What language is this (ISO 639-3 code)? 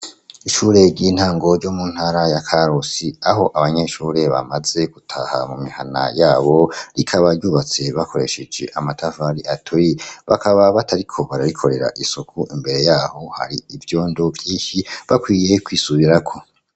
run